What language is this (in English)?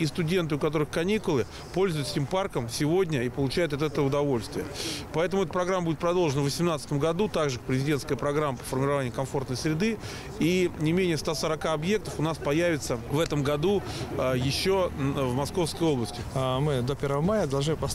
Russian